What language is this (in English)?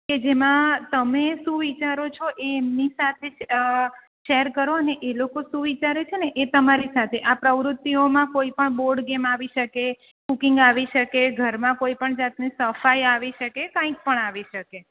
Gujarati